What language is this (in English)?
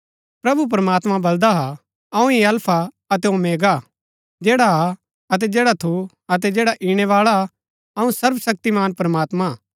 Gaddi